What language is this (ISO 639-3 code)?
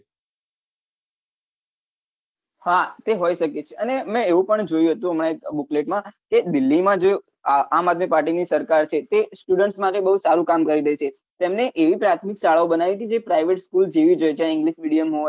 guj